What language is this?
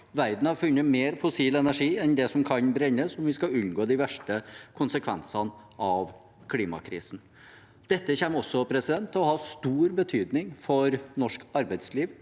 Norwegian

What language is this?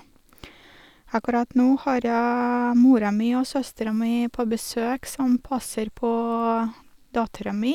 Norwegian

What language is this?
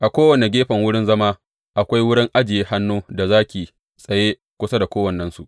Hausa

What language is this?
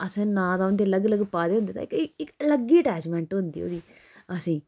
Dogri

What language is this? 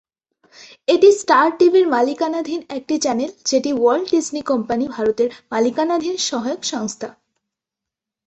Bangla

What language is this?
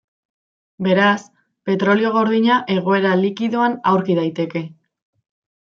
Basque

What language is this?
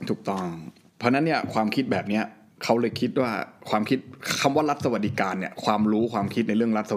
Thai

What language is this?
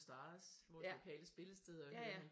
Danish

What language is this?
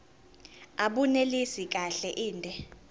Zulu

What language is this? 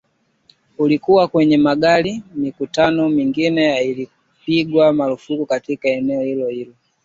Swahili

